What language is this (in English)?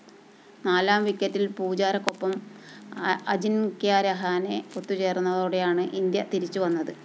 Malayalam